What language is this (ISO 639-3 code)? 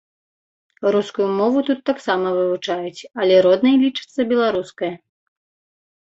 bel